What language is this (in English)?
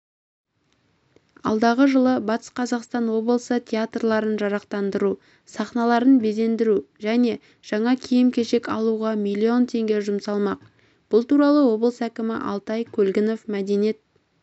Kazakh